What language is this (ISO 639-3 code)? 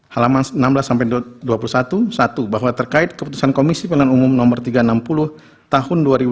ind